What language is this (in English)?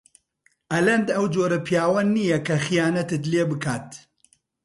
Central Kurdish